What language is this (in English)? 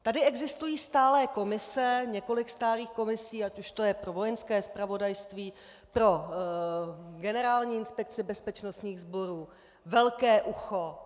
Czech